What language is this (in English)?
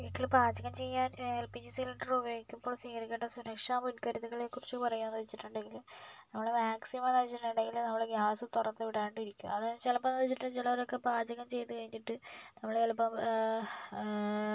Malayalam